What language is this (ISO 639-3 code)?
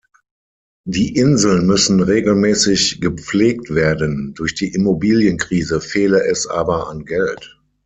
deu